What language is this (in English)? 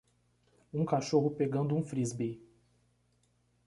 Portuguese